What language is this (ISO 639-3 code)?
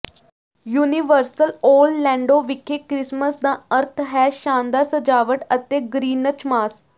pan